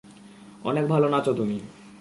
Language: Bangla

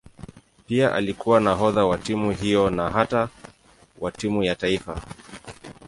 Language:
Swahili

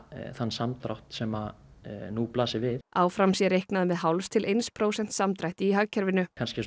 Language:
Icelandic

